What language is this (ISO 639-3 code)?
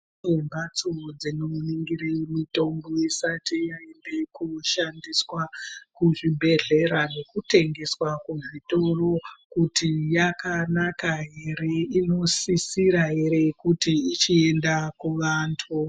ndc